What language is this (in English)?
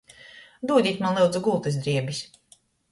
Latgalian